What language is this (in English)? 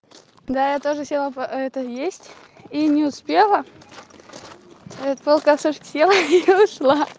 Russian